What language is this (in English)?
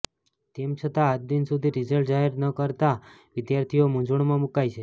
Gujarati